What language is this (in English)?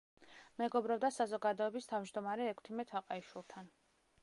Georgian